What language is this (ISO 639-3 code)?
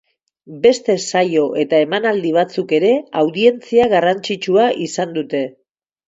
eus